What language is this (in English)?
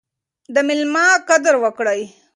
Pashto